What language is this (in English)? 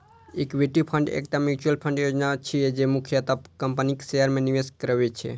Maithili